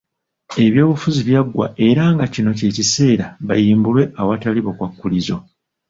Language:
Ganda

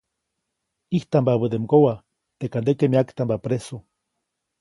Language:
Copainalá Zoque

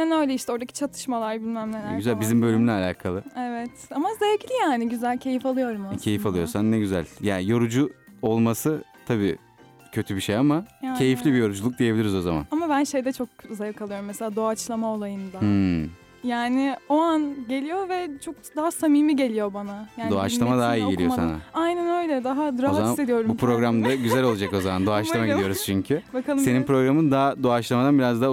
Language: Turkish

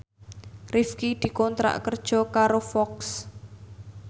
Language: Javanese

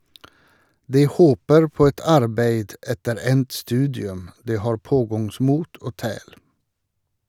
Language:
Norwegian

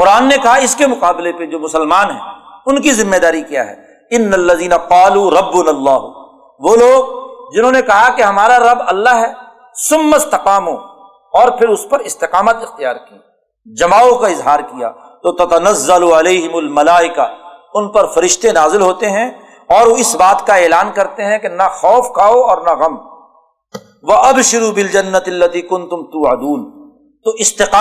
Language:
Urdu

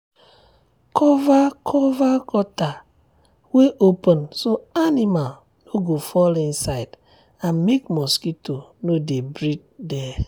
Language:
Nigerian Pidgin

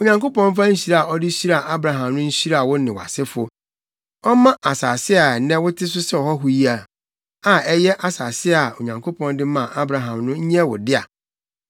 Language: Akan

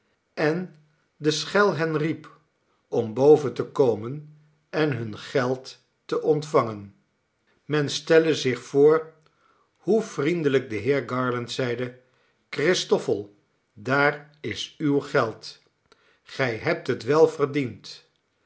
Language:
Dutch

